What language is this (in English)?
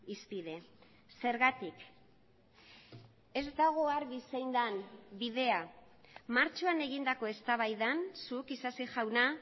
Basque